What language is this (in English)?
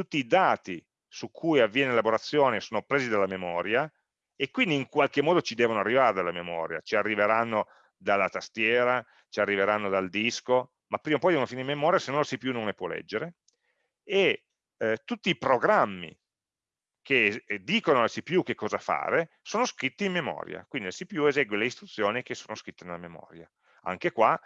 Italian